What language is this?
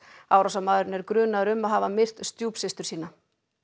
Icelandic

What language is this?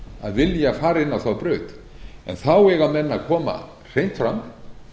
Icelandic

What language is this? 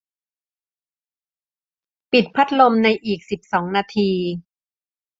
Thai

